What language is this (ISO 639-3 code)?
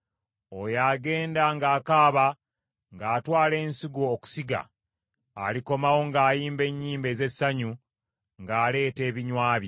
lug